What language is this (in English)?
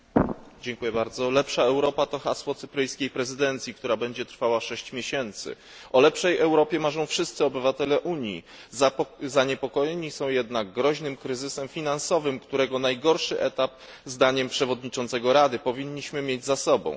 Polish